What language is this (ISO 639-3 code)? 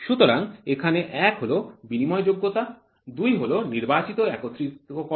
ben